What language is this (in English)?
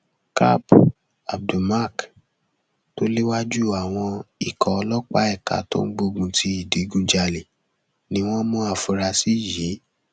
Yoruba